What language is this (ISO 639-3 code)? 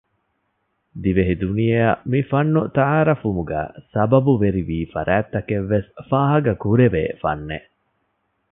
div